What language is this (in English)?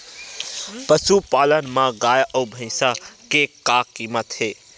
Chhattisgarhi